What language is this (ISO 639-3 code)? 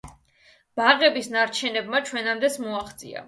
kat